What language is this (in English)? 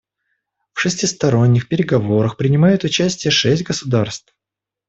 Russian